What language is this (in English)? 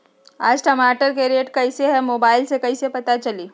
Magahi